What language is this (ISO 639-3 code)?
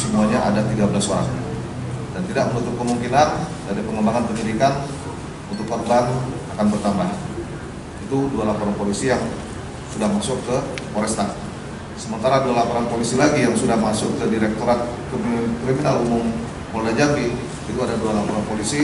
ind